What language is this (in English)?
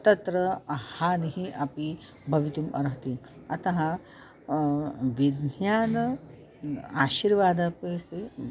Sanskrit